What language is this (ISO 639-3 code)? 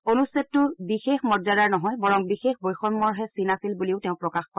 asm